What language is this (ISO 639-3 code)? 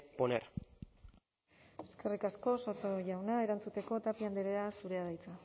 eus